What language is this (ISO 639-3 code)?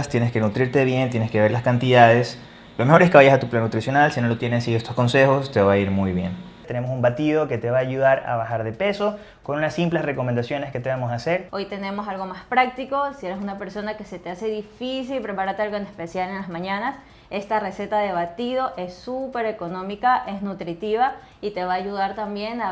spa